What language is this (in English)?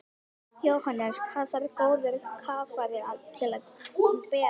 Icelandic